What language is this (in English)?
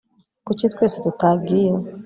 Kinyarwanda